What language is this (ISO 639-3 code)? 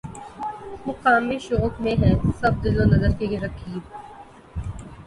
urd